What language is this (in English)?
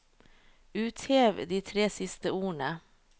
Norwegian